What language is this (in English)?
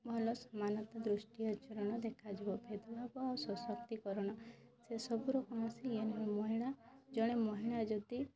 Odia